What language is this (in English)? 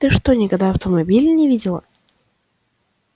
Russian